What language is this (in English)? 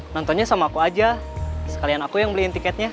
Indonesian